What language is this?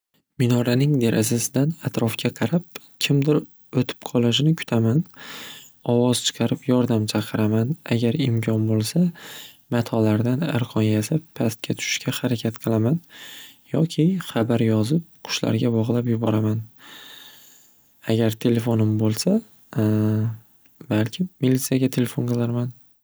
Uzbek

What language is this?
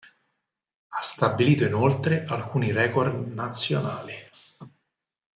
Italian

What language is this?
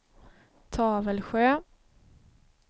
Swedish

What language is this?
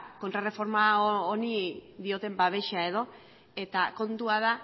Basque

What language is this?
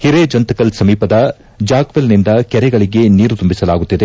Kannada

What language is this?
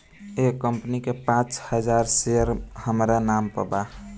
Bhojpuri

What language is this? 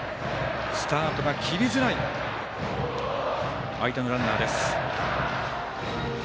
Japanese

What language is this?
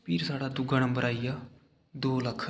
Dogri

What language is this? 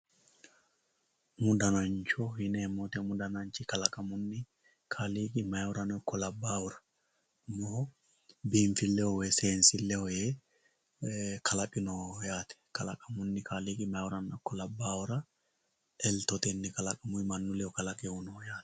Sidamo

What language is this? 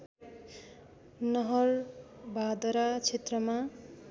Nepali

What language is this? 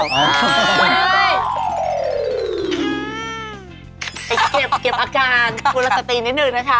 Thai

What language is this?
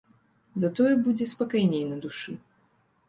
Belarusian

